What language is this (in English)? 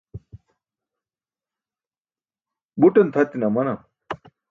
Burushaski